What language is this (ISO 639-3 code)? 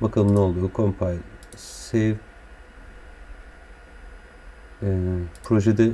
tur